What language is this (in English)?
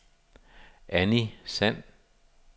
Danish